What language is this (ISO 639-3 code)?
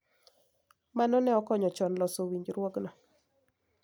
luo